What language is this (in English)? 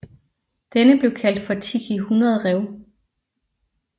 Danish